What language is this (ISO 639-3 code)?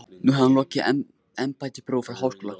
isl